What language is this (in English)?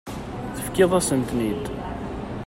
Kabyle